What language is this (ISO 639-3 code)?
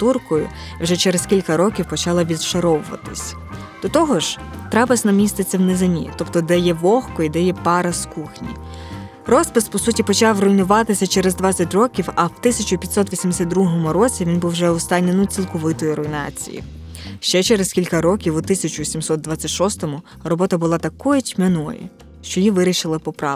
ukr